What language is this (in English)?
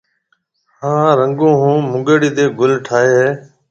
Marwari (Pakistan)